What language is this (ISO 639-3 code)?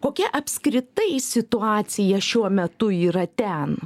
lit